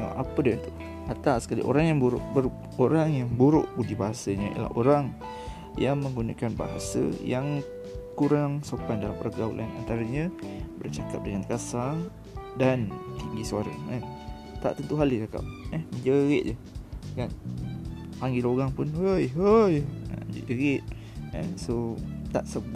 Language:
Malay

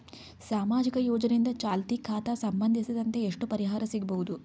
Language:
Kannada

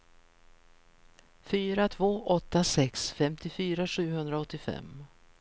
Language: Swedish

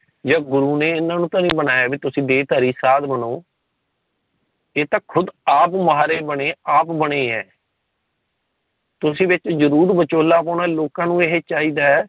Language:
Punjabi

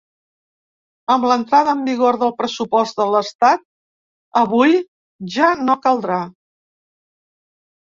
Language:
Catalan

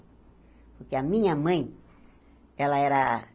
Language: Portuguese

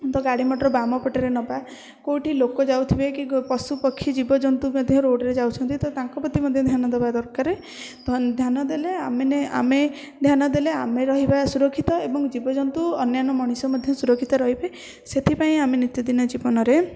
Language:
Odia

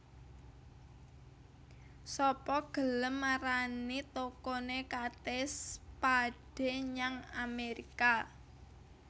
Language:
Javanese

